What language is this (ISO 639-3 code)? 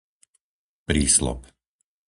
slk